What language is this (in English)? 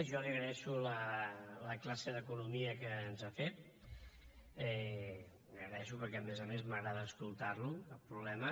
Catalan